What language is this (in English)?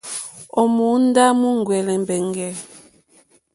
Mokpwe